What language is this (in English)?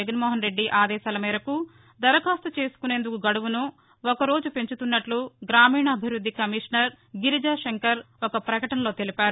Telugu